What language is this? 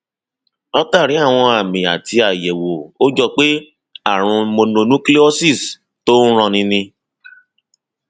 Yoruba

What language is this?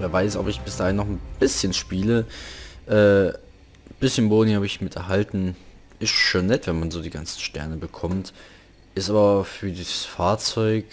German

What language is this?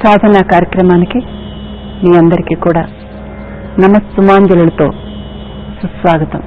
Thai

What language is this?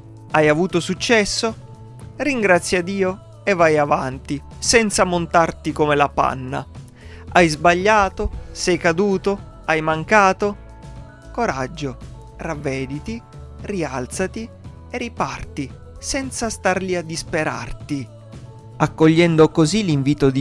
Italian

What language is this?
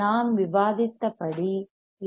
Tamil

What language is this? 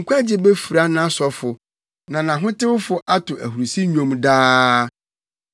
Akan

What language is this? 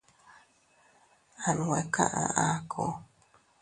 Teutila Cuicatec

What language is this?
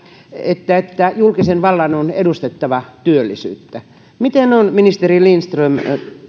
Finnish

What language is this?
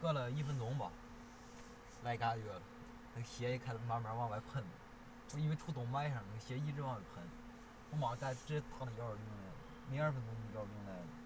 Chinese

